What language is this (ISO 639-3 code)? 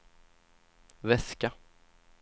swe